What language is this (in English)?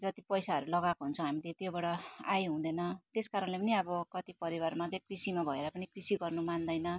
Nepali